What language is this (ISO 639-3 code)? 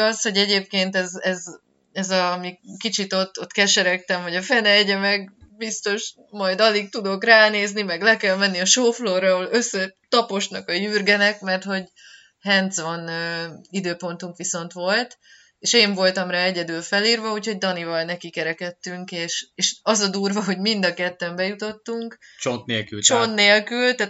hun